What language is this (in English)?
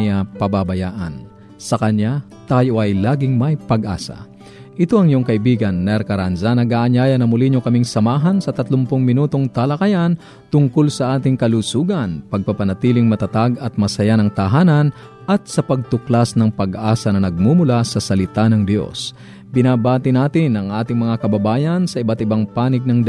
Filipino